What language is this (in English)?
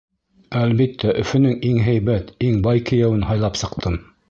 Bashkir